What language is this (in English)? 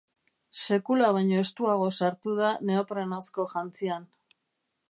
Basque